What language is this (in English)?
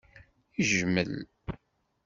Kabyle